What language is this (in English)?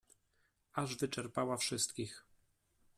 Polish